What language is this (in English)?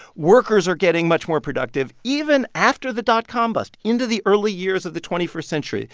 English